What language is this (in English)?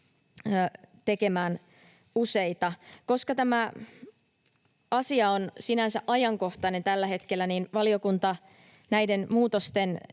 Finnish